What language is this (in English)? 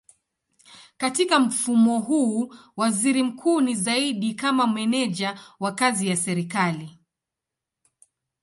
Swahili